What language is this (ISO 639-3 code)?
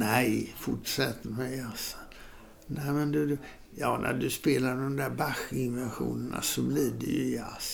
swe